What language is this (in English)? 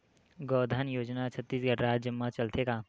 Chhattisgarhi